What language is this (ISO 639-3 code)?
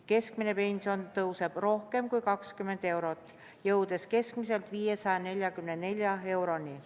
est